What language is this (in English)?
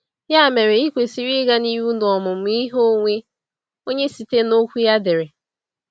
Igbo